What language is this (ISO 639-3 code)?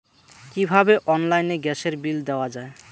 ben